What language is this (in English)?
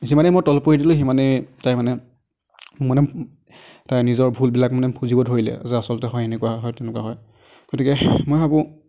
Assamese